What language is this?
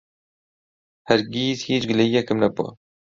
Central Kurdish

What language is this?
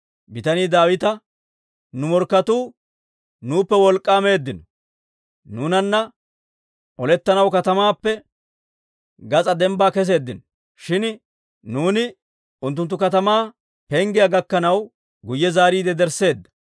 Dawro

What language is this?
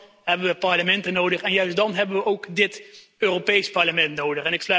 Dutch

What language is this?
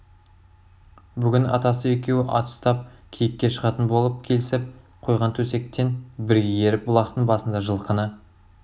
Kazakh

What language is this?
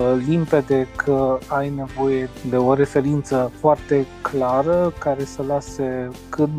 Romanian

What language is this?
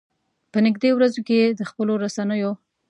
Pashto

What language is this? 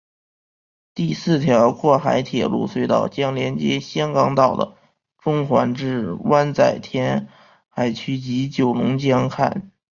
Chinese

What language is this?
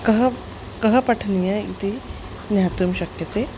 Sanskrit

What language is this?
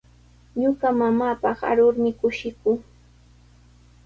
Sihuas Ancash Quechua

